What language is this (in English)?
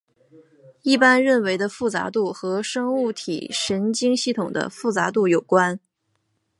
Chinese